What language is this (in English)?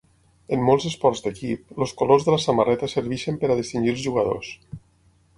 Catalan